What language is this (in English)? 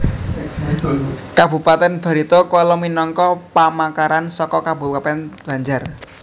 Javanese